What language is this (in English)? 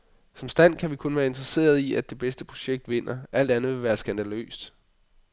Danish